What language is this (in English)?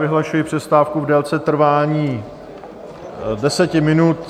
Czech